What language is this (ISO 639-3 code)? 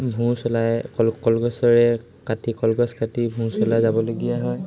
asm